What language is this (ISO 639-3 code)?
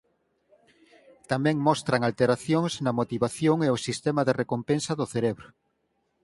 glg